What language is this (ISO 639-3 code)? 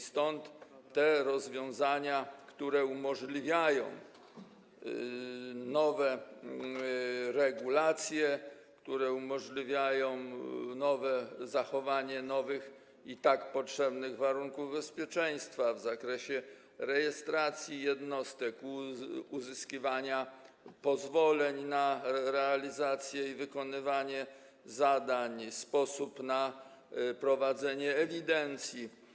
pol